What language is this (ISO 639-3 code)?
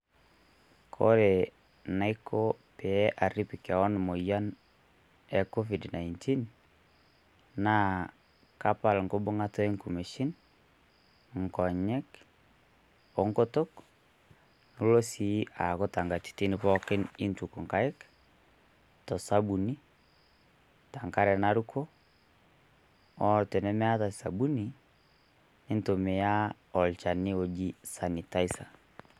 mas